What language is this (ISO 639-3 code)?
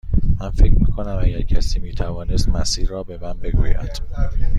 fas